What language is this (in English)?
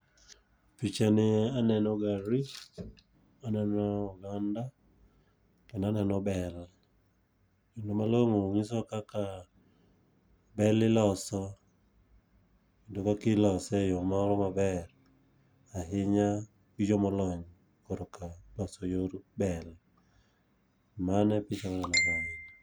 Luo (Kenya and Tanzania)